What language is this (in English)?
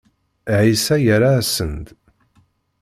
Kabyle